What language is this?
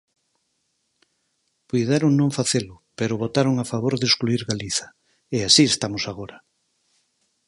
Galician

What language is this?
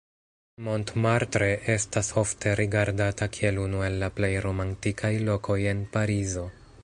Esperanto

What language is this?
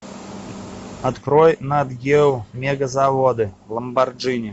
Russian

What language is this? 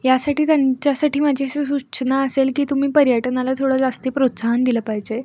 Marathi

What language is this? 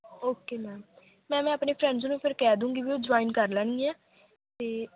Punjabi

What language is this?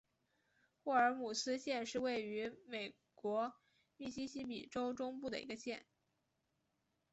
Chinese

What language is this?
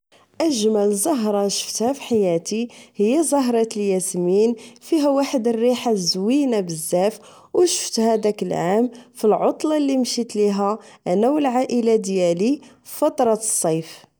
Moroccan Arabic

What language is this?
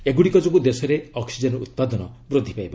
Odia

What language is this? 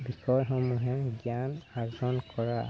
Assamese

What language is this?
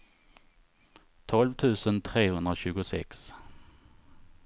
Swedish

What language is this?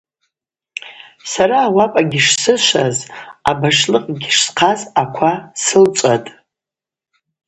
Abaza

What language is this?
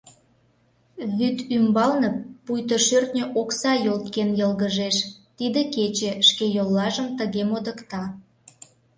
Mari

